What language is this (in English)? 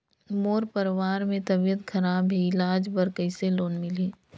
Chhattisgarhi